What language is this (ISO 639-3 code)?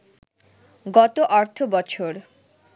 ben